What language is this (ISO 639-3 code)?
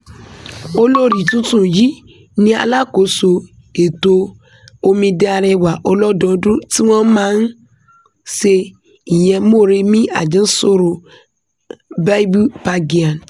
yor